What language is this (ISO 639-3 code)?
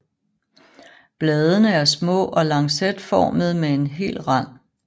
dan